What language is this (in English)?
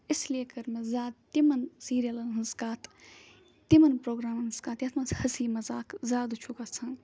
Kashmiri